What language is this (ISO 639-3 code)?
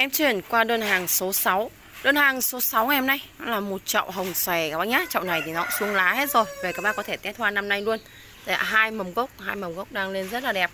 vie